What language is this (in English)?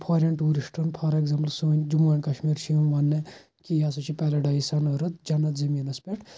Kashmiri